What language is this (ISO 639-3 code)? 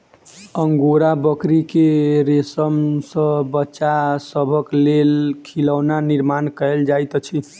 mai